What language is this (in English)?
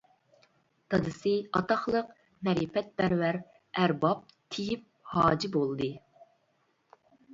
Uyghur